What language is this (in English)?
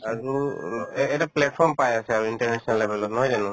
Assamese